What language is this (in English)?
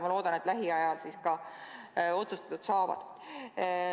Estonian